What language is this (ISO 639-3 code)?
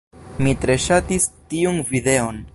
epo